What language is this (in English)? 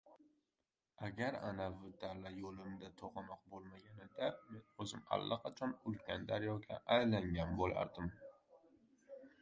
Uzbek